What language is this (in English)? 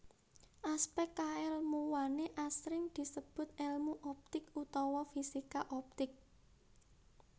Javanese